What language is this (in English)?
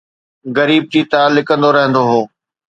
Sindhi